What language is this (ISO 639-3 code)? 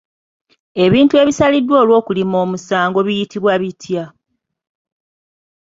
lug